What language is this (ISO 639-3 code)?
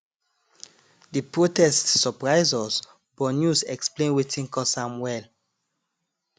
pcm